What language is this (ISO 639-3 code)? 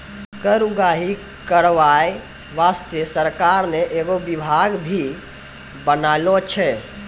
mai